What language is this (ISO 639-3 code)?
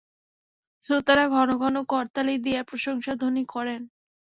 ben